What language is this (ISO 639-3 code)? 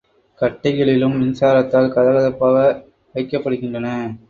tam